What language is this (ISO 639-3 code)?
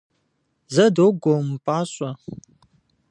kbd